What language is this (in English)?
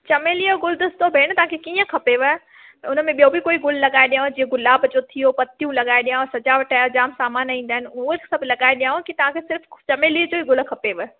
Sindhi